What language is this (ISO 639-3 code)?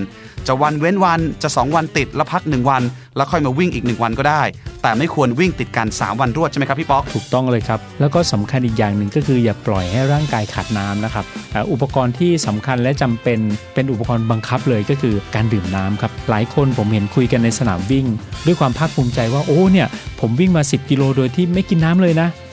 tha